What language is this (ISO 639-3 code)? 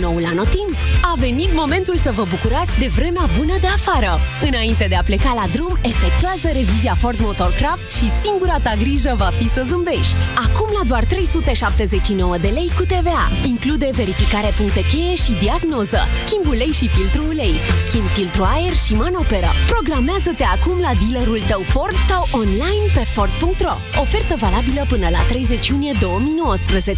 ron